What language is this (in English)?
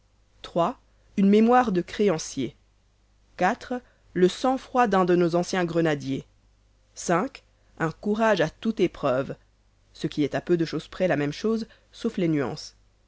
French